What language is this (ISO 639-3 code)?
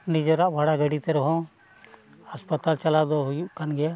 sat